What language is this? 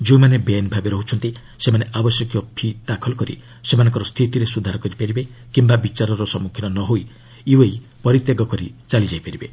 Odia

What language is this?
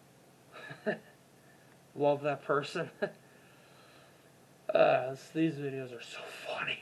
English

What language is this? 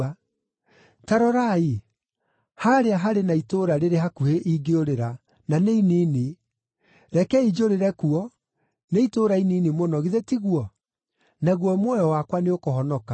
Kikuyu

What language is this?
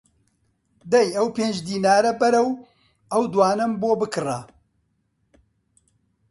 Central Kurdish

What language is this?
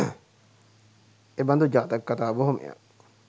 Sinhala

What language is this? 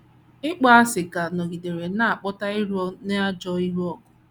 Igbo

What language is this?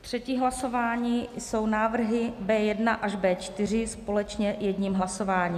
Czech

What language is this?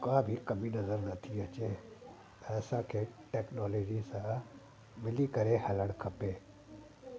Sindhi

